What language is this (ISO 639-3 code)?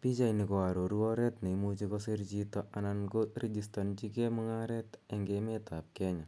kln